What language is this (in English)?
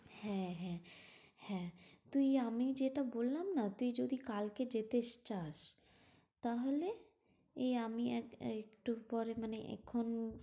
Bangla